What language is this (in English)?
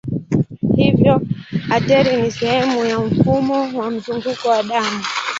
Swahili